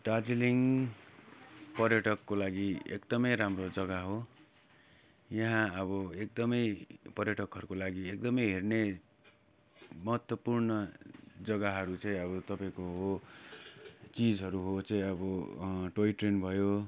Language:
Nepali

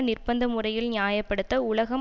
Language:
Tamil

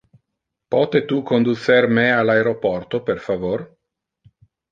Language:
Interlingua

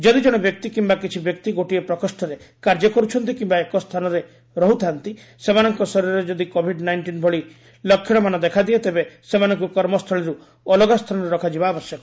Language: Odia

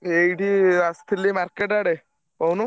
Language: Odia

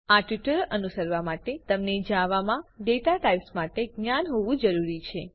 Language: Gujarati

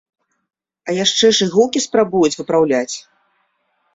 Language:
Belarusian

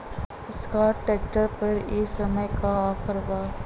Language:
Bhojpuri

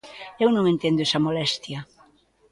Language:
Galician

